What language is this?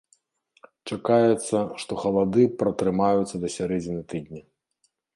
Belarusian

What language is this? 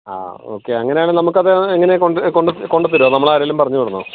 Malayalam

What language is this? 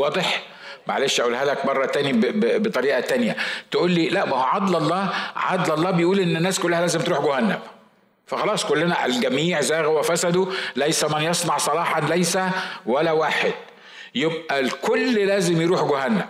Arabic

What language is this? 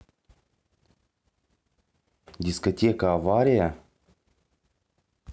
Russian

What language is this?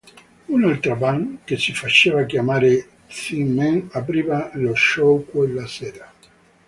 Italian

